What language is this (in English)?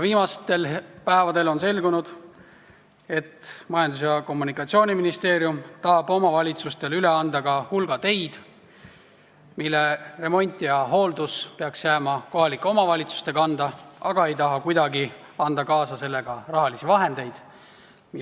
Estonian